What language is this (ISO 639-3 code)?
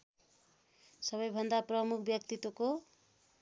nep